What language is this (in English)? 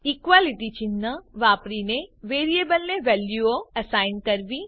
Gujarati